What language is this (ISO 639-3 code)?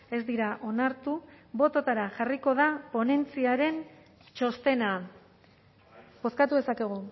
eus